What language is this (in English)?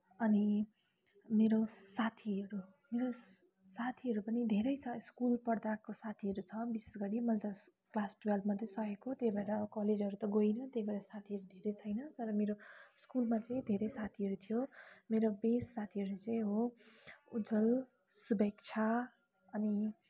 Nepali